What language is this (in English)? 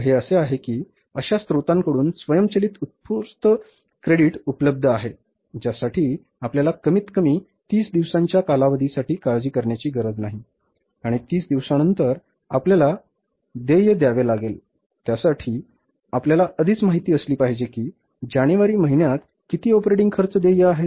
Marathi